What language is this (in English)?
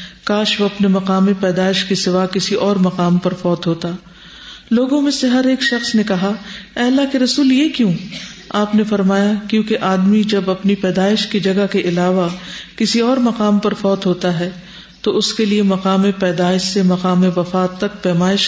Urdu